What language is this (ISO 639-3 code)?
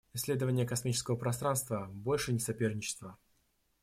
rus